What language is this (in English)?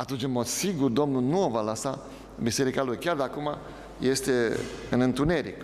Romanian